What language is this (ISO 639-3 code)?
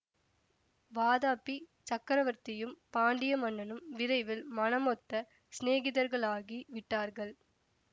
tam